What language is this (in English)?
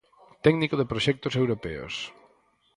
Galician